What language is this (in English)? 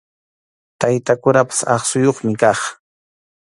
Arequipa-La Unión Quechua